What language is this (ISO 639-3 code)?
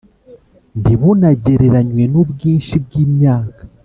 kin